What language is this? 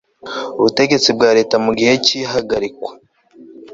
Kinyarwanda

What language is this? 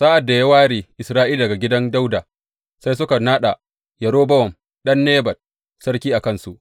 Hausa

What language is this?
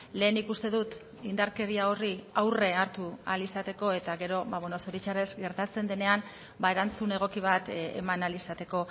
Basque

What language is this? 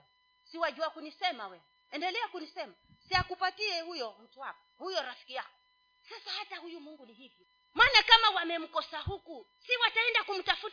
Swahili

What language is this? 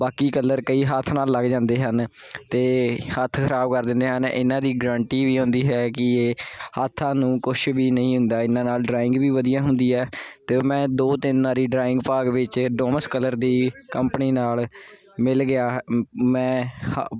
Punjabi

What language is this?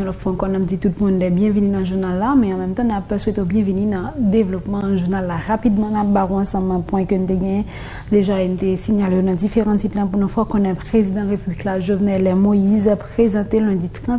French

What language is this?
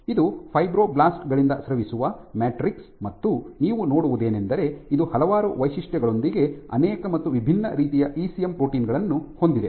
Kannada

